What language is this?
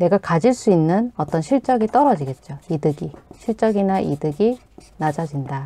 Korean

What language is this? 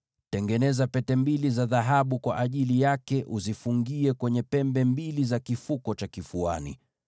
Swahili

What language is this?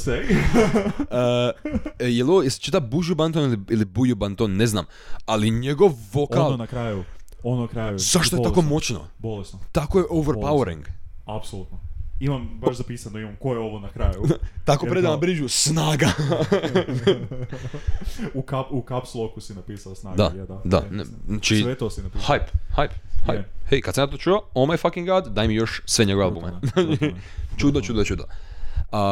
Croatian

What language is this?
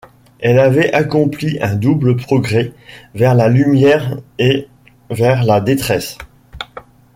French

